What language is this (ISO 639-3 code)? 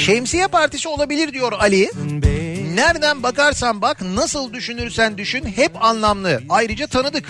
tur